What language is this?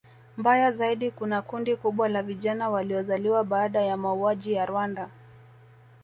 Swahili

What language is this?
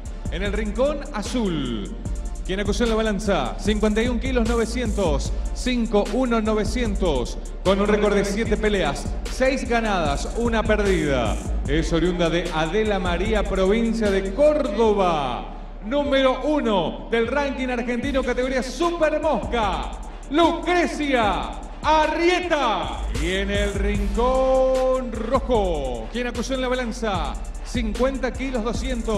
Spanish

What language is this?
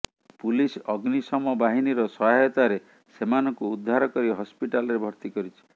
Odia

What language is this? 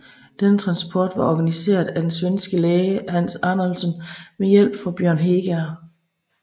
Danish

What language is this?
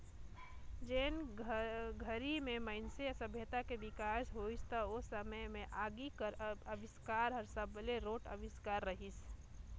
Chhattisgarhi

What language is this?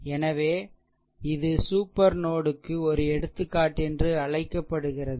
Tamil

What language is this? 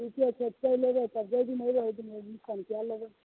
Maithili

